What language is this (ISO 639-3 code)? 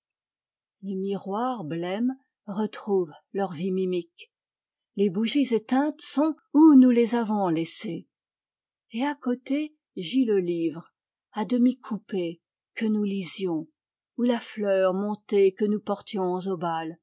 fra